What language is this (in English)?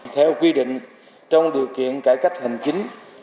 Vietnamese